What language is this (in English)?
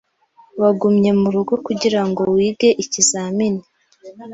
Kinyarwanda